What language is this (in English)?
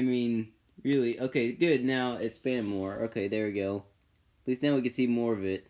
English